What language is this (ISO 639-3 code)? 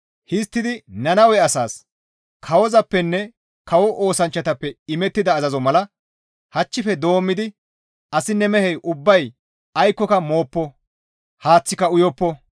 gmv